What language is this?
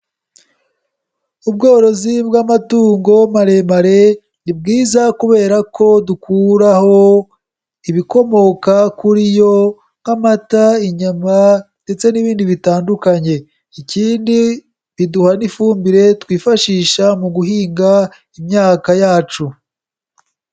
Kinyarwanda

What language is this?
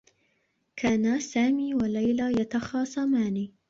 Arabic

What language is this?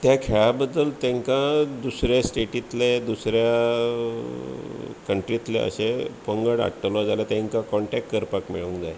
Konkani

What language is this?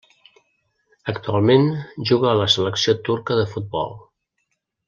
Catalan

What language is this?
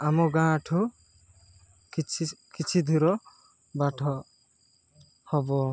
Odia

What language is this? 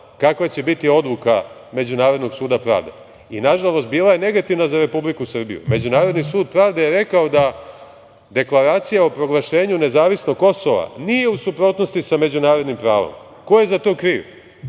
Serbian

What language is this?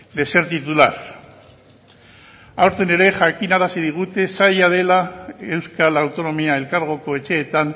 Basque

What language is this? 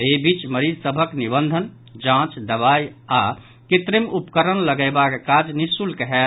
Maithili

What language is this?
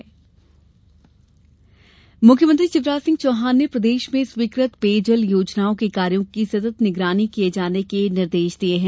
Hindi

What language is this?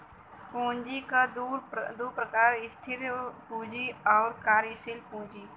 Bhojpuri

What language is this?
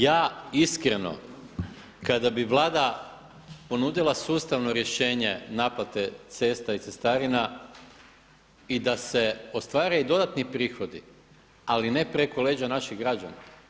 Croatian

